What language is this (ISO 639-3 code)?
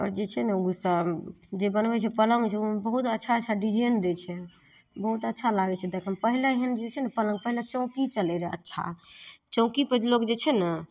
mai